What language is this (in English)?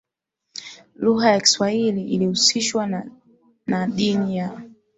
Swahili